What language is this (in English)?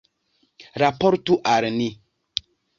Esperanto